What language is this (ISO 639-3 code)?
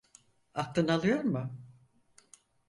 tur